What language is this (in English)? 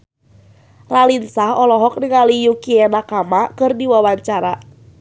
Sundanese